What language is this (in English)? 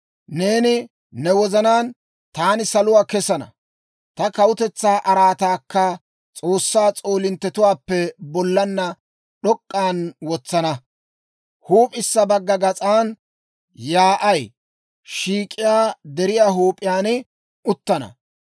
Dawro